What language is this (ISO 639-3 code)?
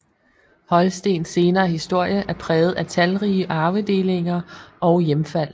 dan